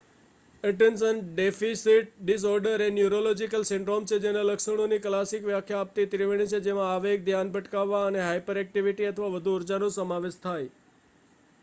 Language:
Gujarati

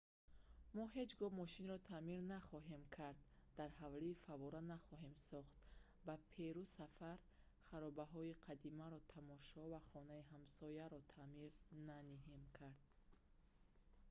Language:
Tajik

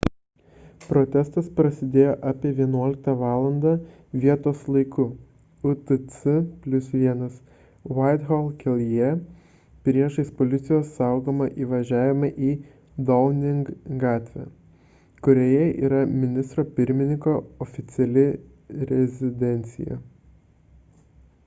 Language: Lithuanian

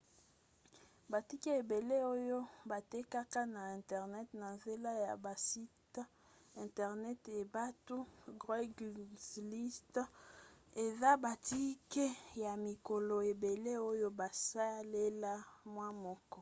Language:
Lingala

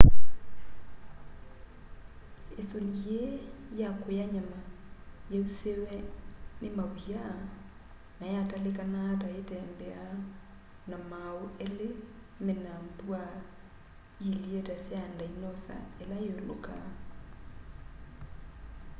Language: Kamba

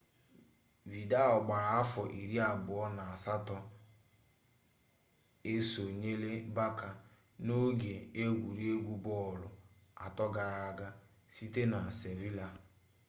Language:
Igbo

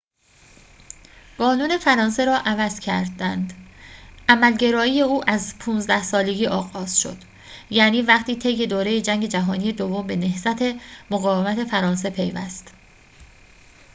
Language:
Persian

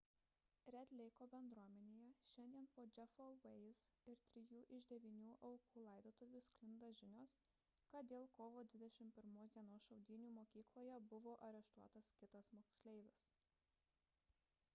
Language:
Lithuanian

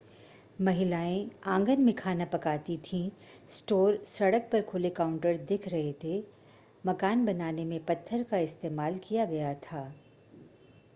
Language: Hindi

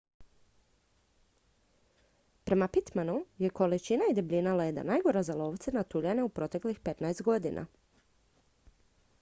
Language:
Croatian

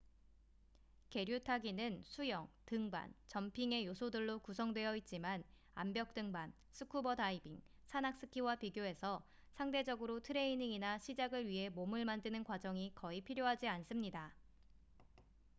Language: Korean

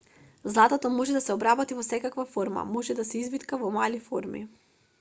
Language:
Macedonian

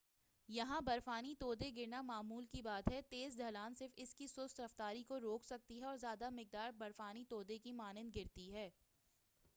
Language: Urdu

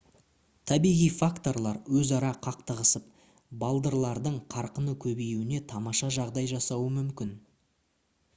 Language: Kazakh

